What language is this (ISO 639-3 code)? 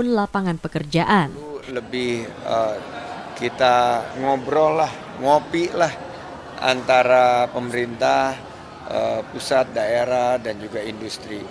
ind